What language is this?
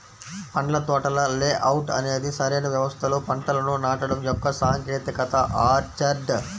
Telugu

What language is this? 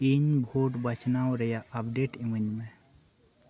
Santali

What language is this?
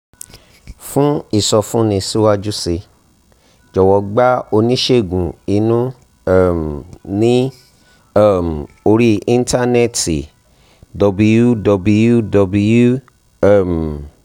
Yoruba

